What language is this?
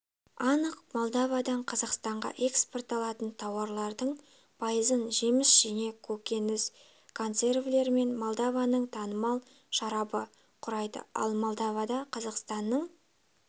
Kazakh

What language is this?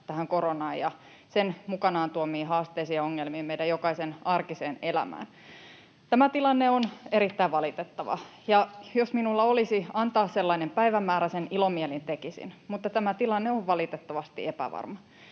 Finnish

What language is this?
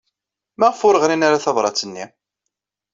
Kabyle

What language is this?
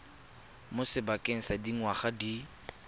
Tswana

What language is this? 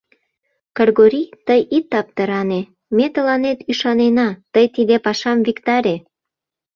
Mari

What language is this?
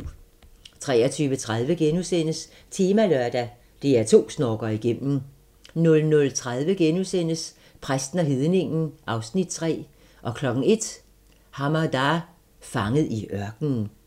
Danish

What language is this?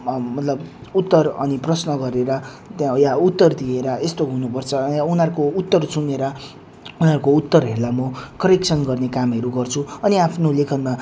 Nepali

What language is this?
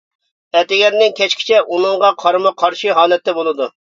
Uyghur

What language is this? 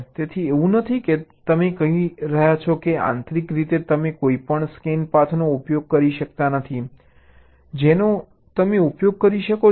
Gujarati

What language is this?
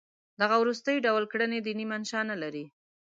Pashto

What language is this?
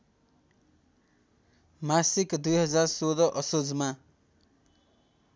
Nepali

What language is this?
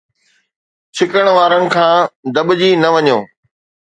Sindhi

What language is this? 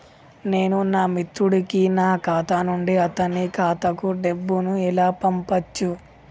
Telugu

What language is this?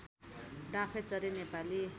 Nepali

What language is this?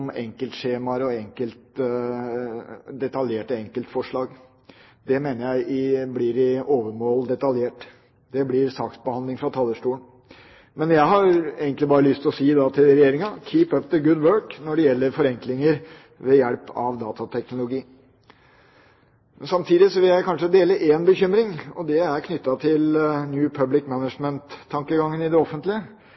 Norwegian Bokmål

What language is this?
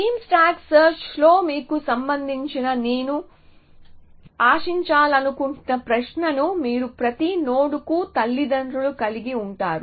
Telugu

